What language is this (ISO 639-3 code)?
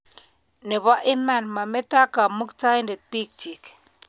kln